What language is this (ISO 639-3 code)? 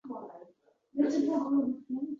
uzb